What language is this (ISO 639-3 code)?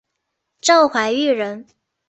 zho